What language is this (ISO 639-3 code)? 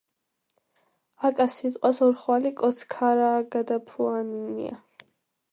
kat